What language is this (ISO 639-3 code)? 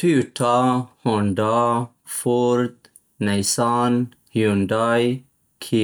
pst